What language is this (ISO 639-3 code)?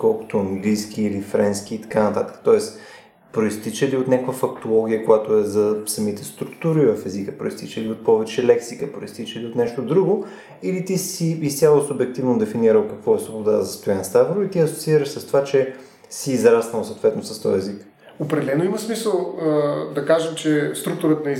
bul